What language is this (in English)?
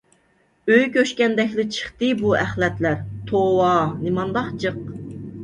Uyghur